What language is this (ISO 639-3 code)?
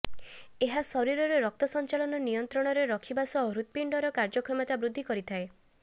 ori